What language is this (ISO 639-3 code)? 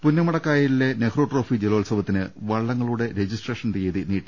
mal